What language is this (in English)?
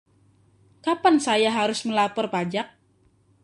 Indonesian